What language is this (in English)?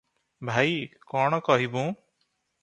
Odia